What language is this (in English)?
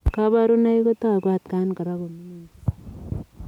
Kalenjin